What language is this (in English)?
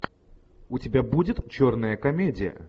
Russian